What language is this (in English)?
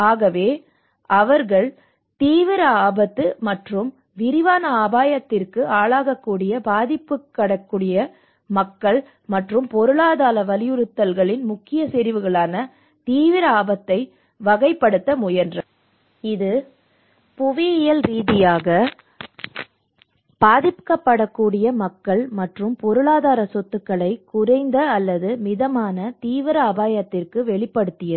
Tamil